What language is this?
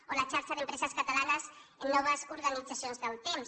Catalan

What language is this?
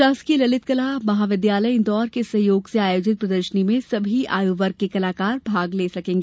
Hindi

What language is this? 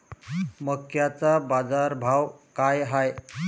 Marathi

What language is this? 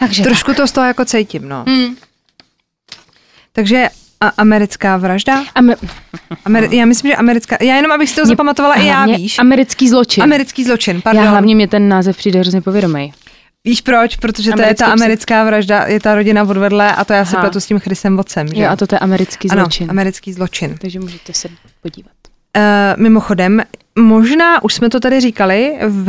Czech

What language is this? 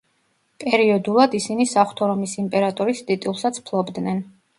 Georgian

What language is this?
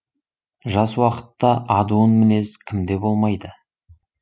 Kazakh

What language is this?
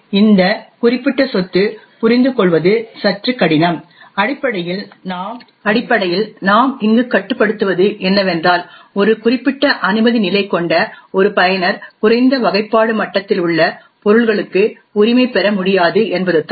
Tamil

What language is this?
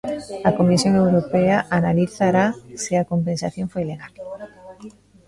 Galician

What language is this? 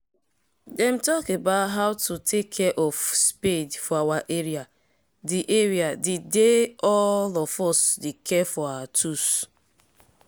Nigerian Pidgin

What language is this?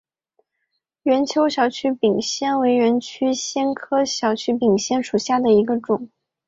Chinese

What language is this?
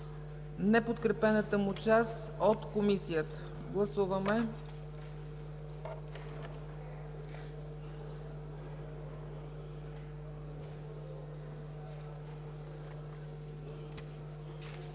Bulgarian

